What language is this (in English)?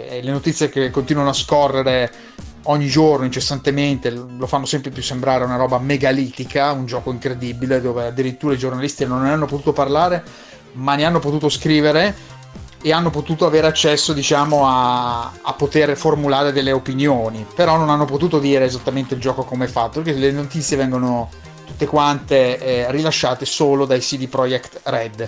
Italian